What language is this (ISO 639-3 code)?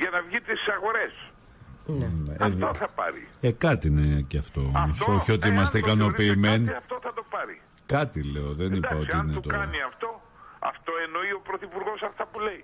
ell